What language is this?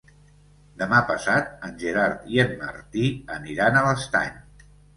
Catalan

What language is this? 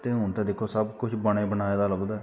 Dogri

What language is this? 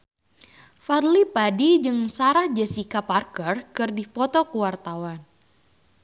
Sundanese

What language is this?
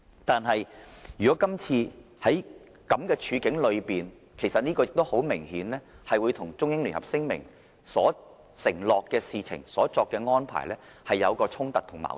Cantonese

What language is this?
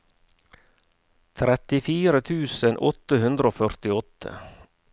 Norwegian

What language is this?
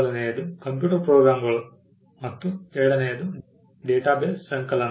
Kannada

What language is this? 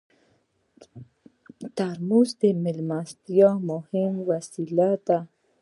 Pashto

